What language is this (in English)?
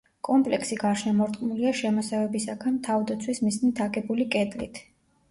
Georgian